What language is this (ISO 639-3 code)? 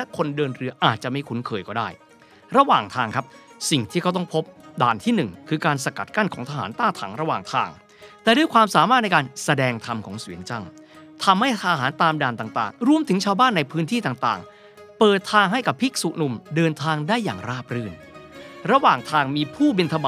tha